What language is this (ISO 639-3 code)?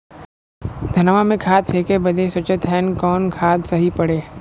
bho